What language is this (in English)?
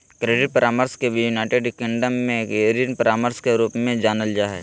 Magahi